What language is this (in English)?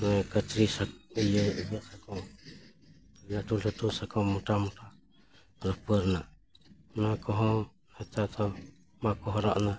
Santali